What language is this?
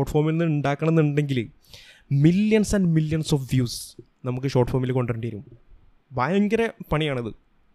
Malayalam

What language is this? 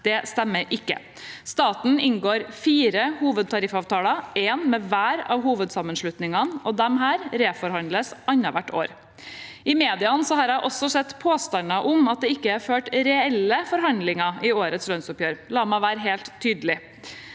Norwegian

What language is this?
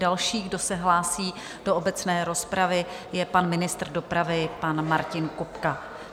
Czech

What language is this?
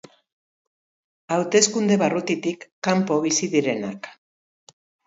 Basque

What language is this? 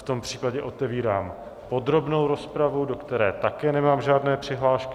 Czech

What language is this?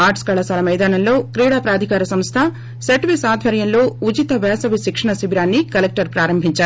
Telugu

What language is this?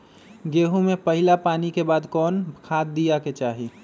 Magahi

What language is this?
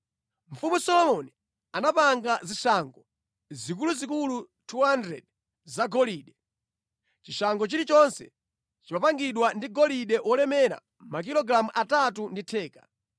Nyanja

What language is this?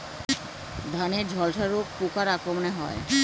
Bangla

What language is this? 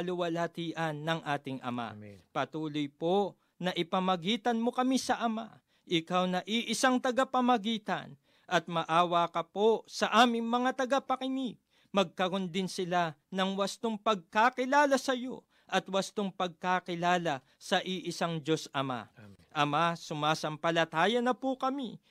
Filipino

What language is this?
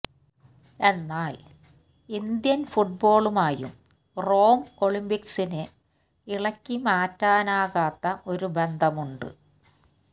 Malayalam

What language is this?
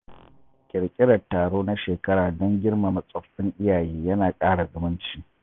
Hausa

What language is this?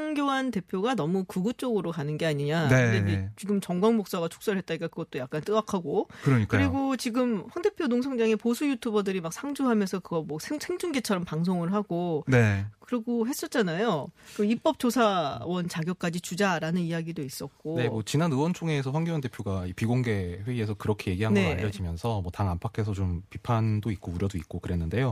Korean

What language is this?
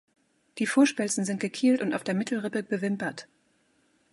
German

